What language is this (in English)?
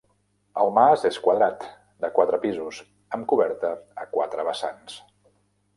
Catalan